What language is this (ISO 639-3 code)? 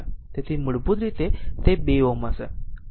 guj